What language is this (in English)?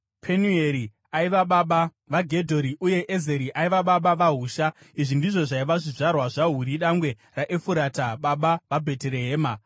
Shona